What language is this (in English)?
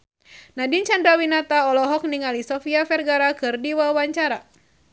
Sundanese